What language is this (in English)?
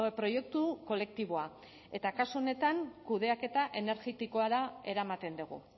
Basque